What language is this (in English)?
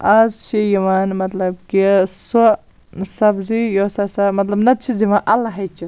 Kashmiri